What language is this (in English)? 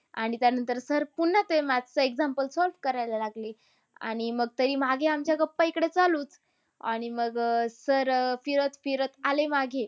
Marathi